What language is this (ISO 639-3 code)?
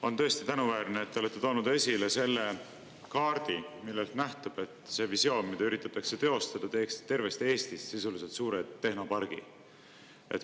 est